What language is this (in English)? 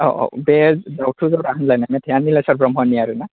Bodo